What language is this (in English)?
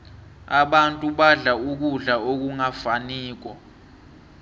South Ndebele